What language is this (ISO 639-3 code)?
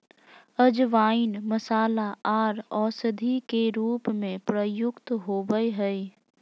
mag